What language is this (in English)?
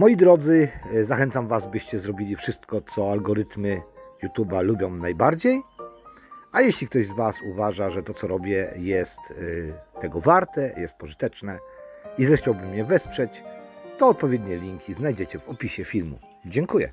Polish